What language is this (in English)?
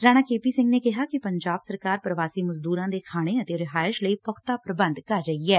Punjabi